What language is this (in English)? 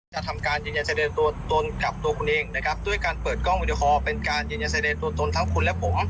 Thai